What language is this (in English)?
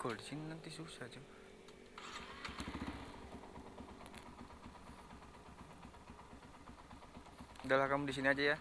Indonesian